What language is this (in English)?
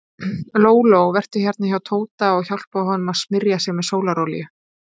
Icelandic